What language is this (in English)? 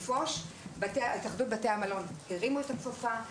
Hebrew